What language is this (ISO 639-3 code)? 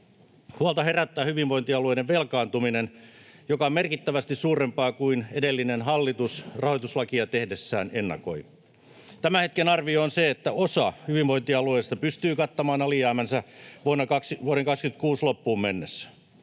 fin